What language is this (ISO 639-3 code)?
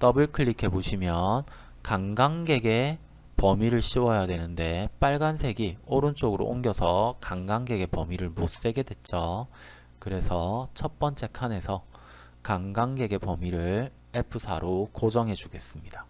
kor